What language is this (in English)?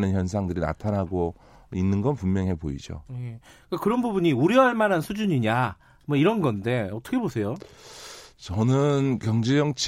Korean